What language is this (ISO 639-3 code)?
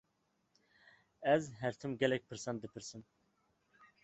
kur